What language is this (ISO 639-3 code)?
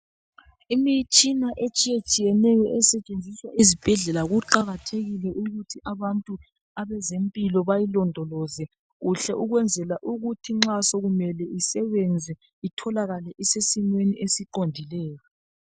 nde